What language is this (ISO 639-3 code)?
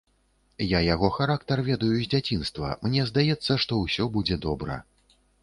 bel